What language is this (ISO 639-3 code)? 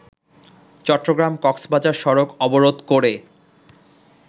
ben